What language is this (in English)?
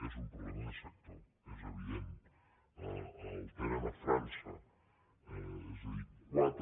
Catalan